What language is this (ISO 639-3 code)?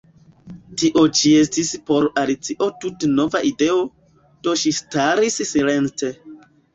epo